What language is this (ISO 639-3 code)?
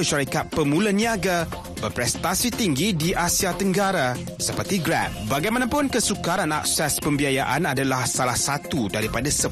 msa